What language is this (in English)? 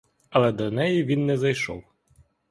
Ukrainian